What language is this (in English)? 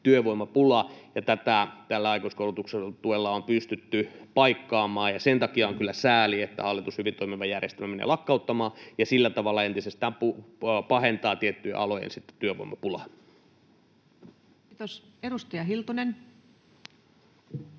Finnish